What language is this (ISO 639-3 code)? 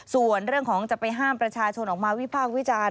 tha